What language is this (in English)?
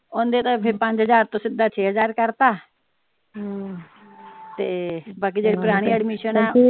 Punjabi